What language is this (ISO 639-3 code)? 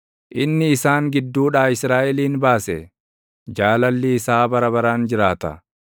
orm